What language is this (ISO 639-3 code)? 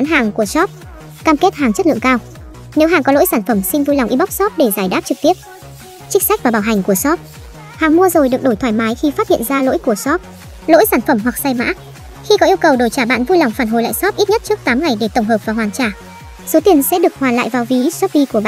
vie